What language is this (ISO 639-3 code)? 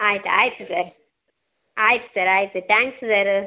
kan